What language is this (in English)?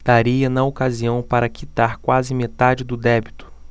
Portuguese